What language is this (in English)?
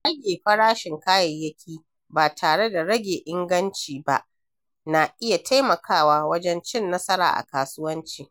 Hausa